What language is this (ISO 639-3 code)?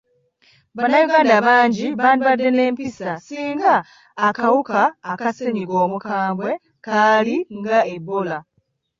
lug